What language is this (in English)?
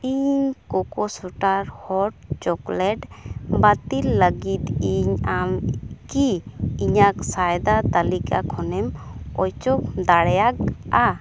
Santali